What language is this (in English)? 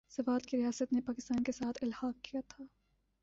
Urdu